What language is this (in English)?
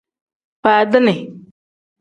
Tem